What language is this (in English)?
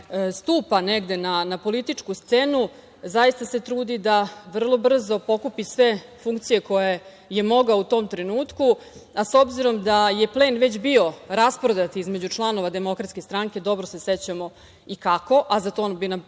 Serbian